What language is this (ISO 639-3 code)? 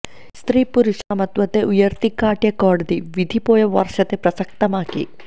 mal